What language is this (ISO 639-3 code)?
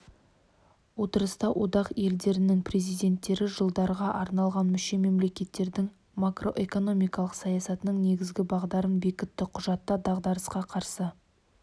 kaz